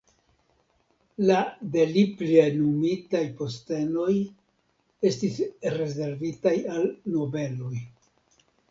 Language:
Esperanto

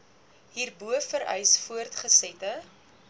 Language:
Afrikaans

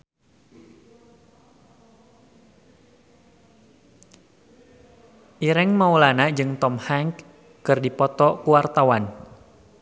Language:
Sundanese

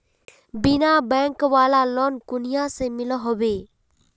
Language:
Magahi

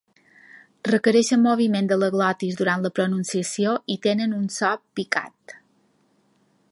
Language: Catalan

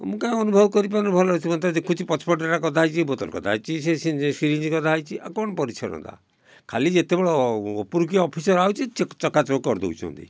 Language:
Odia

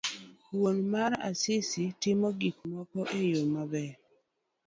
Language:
Luo (Kenya and Tanzania)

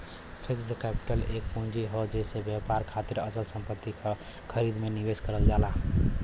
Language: Bhojpuri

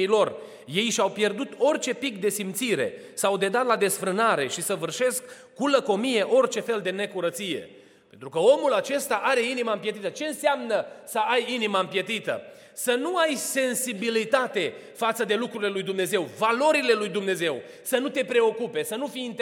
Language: Romanian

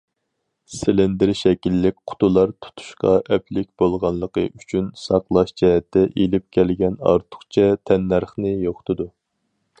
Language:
Uyghur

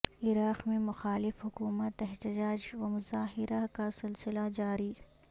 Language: Urdu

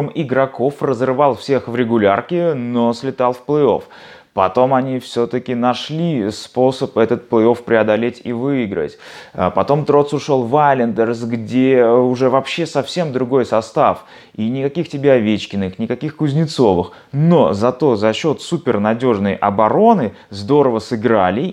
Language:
Russian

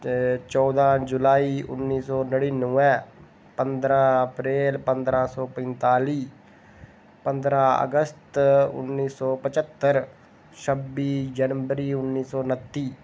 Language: Dogri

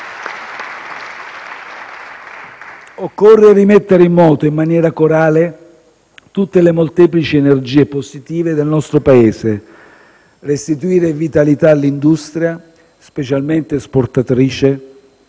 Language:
Italian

